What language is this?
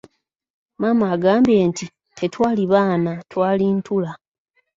Ganda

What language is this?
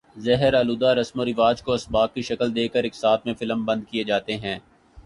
Urdu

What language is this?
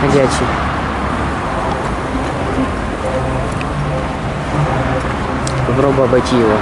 Russian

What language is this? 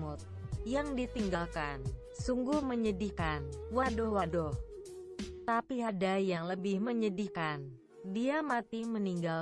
Indonesian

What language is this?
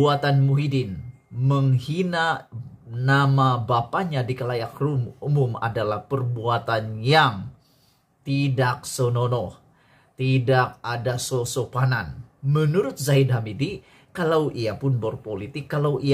Indonesian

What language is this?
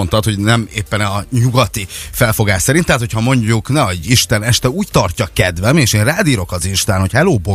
Hungarian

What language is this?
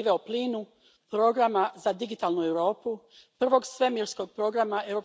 Croatian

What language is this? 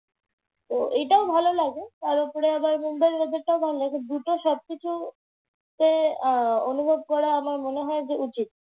Bangla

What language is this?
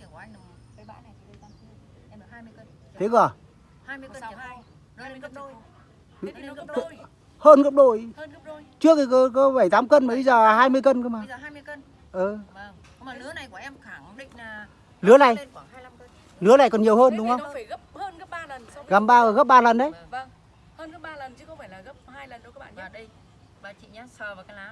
Vietnamese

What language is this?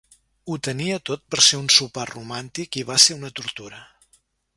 Catalan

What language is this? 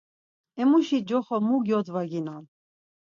Laz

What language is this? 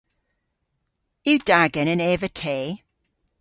Cornish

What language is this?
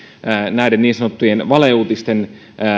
Finnish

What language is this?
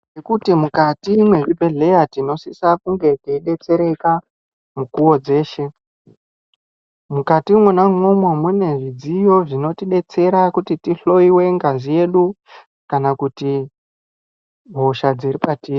Ndau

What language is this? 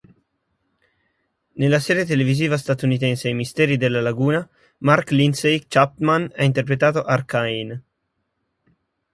Italian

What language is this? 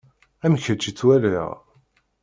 Kabyle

